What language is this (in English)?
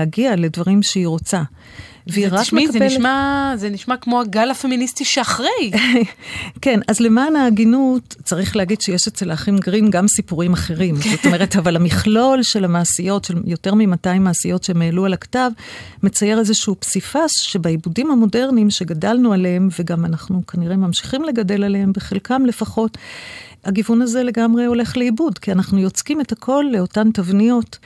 Hebrew